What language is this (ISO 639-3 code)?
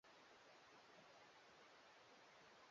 swa